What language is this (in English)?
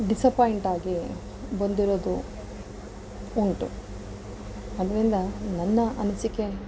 Kannada